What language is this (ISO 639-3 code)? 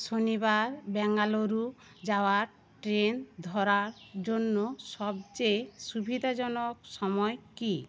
ben